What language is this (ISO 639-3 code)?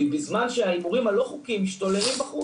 heb